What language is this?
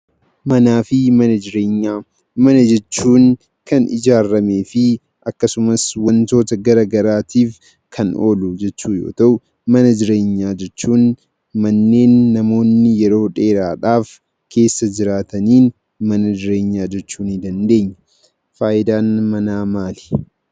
Oromo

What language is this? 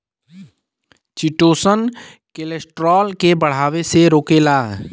Bhojpuri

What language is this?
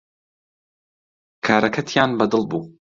Central Kurdish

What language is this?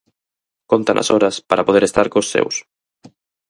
Galician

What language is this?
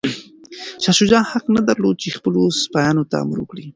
Pashto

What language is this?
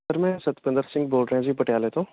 Punjabi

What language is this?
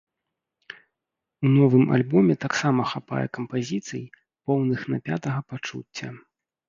Belarusian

